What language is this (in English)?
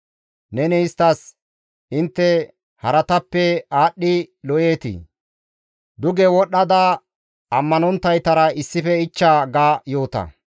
Gamo